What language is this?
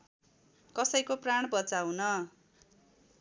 Nepali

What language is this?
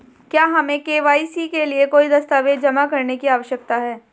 Hindi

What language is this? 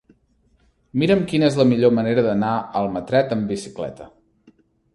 Catalan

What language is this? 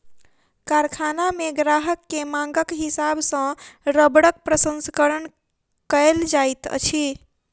Maithili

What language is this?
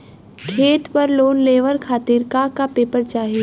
Bhojpuri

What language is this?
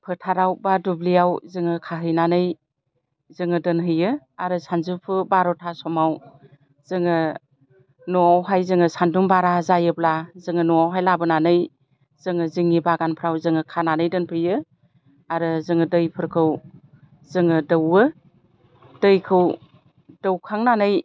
Bodo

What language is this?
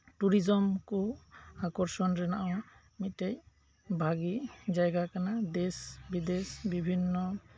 Santali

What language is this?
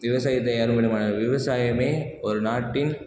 Tamil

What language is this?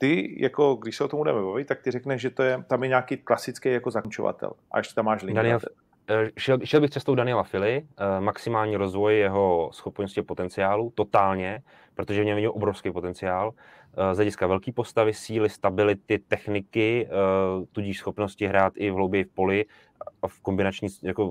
Czech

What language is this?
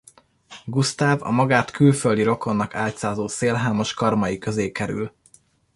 Hungarian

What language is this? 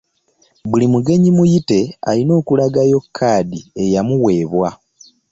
Ganda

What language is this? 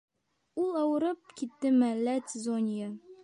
Bashkir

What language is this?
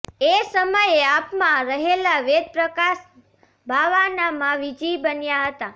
Gujarati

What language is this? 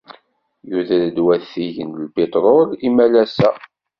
Kabyle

